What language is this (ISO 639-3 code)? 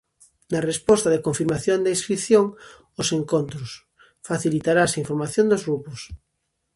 glg